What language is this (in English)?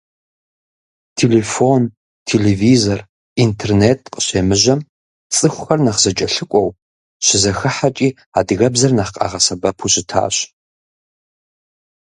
Kabardian